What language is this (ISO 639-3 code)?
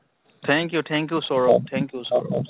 asm